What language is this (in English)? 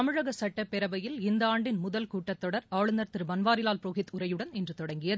Tamil